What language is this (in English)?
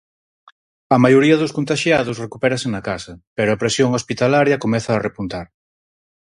Galician